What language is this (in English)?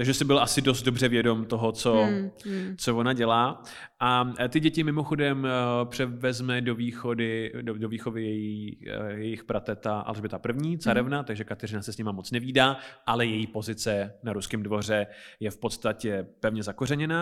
Czech